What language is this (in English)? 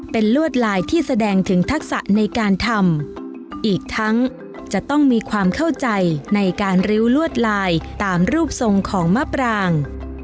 Thai